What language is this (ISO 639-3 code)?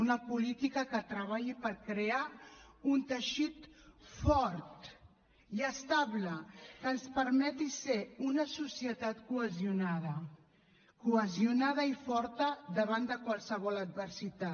cat